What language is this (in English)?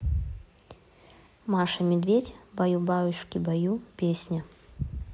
Russian